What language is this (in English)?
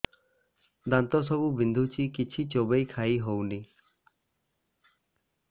Odia